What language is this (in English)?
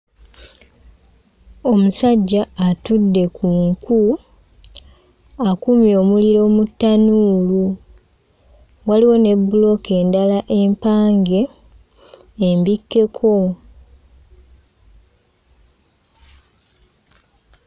Ganda